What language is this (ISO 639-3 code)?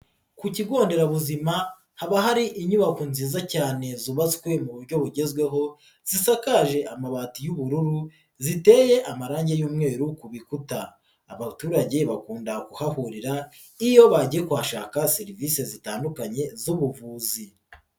kin